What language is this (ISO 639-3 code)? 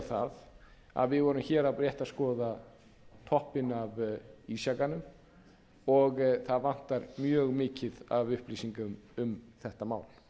isl